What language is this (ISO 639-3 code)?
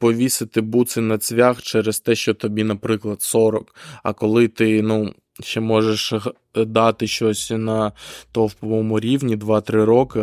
ukr